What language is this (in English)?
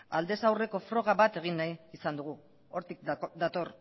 Basque